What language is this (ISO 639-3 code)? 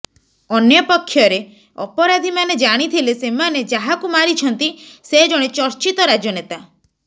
ori